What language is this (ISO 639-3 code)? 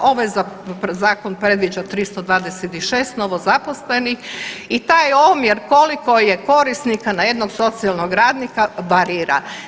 hrv